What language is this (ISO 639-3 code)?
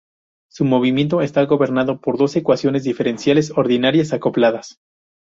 spa